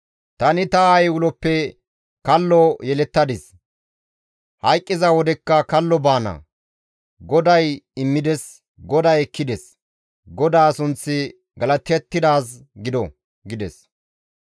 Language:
Gamo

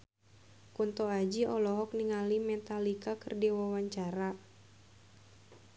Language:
Sundanese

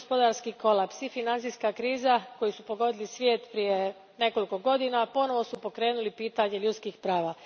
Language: Croatian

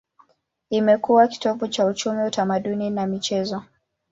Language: Swahili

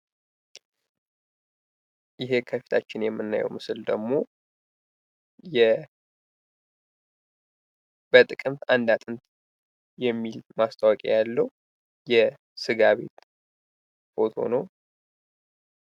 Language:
Amharic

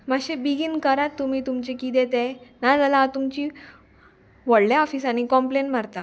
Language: Konkani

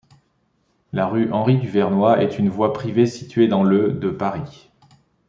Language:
French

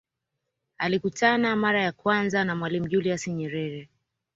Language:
Swahili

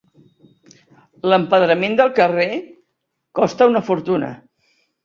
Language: Catalan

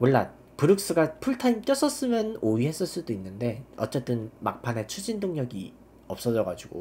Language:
Korean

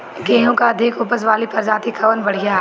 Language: Bhojpuri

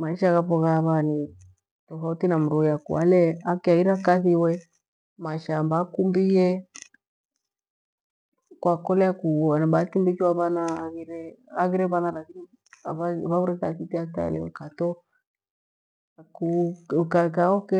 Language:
Gweno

